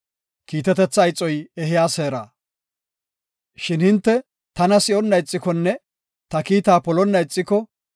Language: Gofa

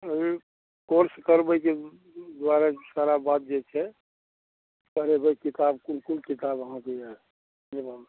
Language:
Maithili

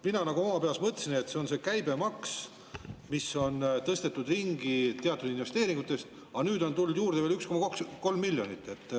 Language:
Estonian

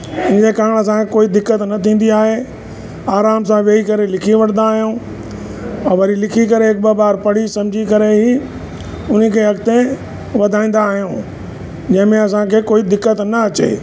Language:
Sindhi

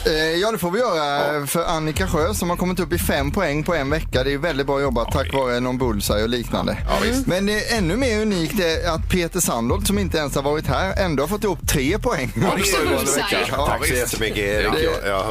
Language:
Swedish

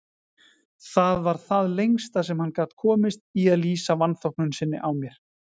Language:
Icelandic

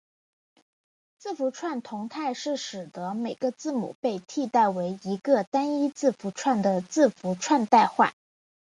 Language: Chinese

